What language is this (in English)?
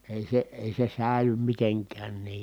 Finnish